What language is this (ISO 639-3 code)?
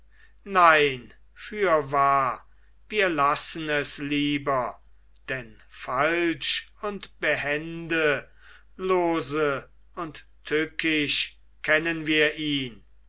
deu